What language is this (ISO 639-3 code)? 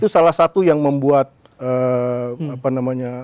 ind